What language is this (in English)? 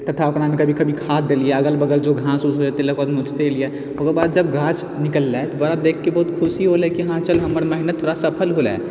Maithili